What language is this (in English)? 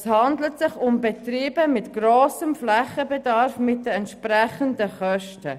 Swiss German